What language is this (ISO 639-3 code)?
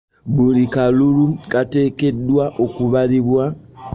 lug